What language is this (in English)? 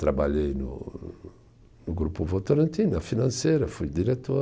Portuguese